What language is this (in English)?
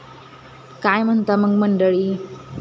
Marathi